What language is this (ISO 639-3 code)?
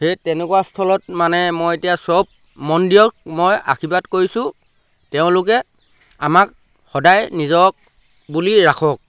asm